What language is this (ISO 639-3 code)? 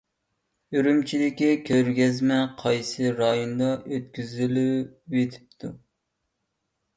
uig